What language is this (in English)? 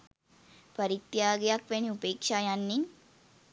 Sinhala